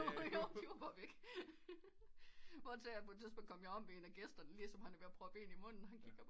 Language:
Danish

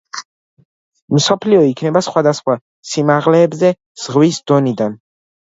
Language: Georgian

